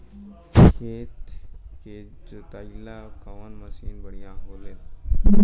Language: Bhojpuri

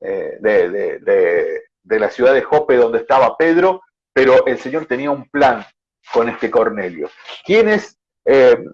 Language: Spanish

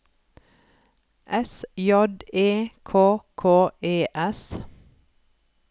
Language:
Norwegian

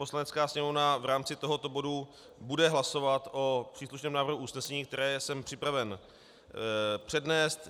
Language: Czech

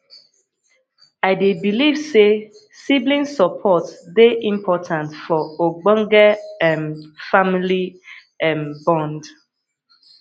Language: Nigerian Pidgin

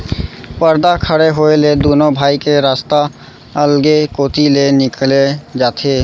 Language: Chhattisgarhi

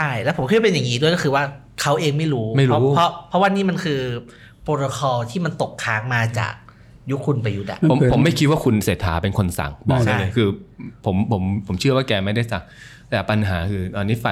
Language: Thai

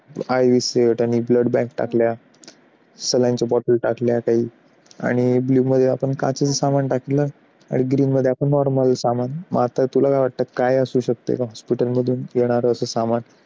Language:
Marathi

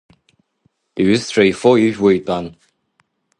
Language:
Abkhazian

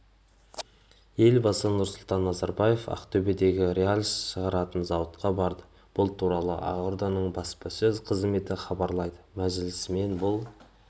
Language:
Kazakh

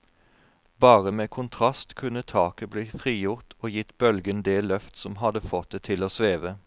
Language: Norwegian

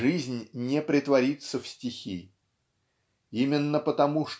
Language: Russian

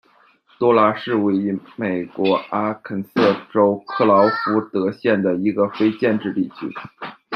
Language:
Chinese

